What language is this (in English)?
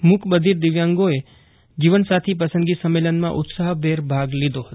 Gujarati